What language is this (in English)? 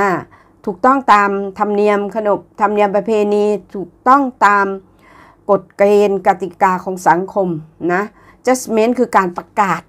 Thai